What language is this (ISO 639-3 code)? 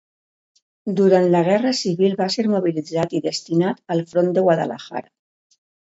cat